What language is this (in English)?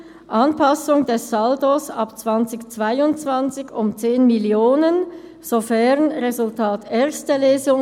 Swiss German